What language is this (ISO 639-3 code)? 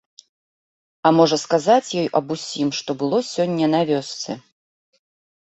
bel